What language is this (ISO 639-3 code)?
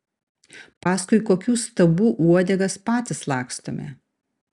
lit